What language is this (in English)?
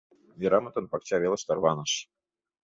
Mari